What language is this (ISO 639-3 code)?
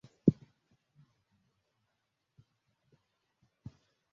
swa